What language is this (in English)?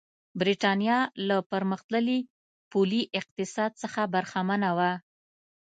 Pashto